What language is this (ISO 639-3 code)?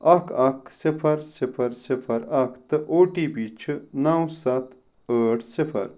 kas